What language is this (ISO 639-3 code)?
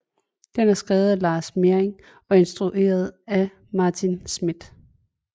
dan